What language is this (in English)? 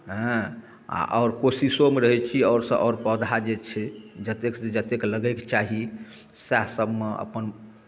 Maithili